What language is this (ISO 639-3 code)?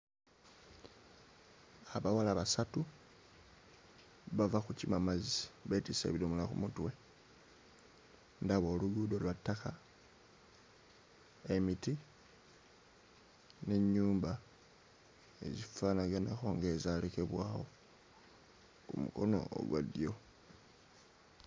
lug